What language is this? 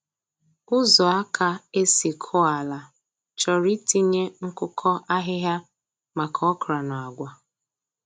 Igbo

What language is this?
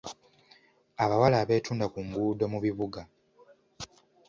Ganda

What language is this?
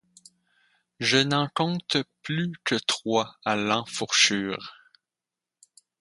French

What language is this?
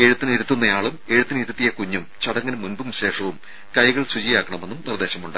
Malayalam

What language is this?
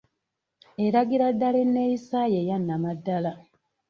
Ganda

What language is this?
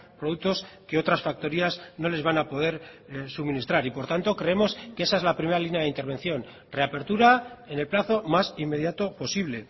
Spanish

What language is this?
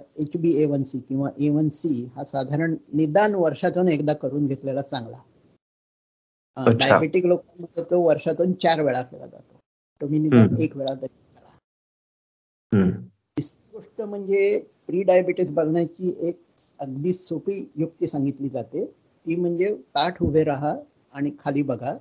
Marathi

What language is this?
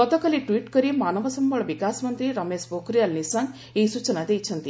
Odia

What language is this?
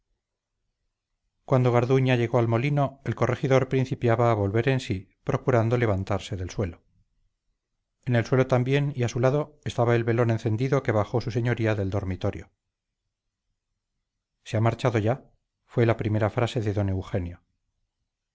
Spanish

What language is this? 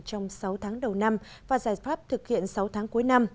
Vietnamese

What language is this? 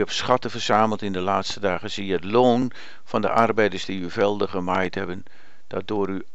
Dutch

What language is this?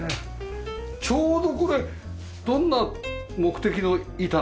Japanese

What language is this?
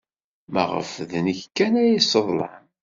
Kabyle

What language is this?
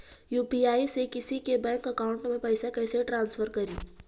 Magahi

